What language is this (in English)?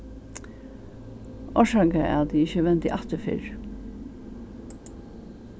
Faroese